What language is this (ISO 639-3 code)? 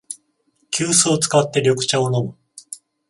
jpn